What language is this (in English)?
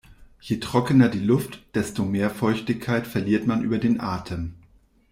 German